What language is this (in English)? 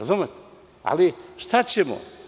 Serbian